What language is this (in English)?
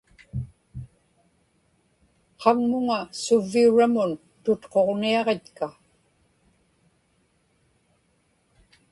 Inupiaq